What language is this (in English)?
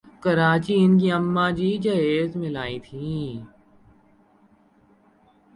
Urdu